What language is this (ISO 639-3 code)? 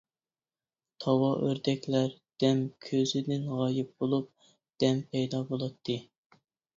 uig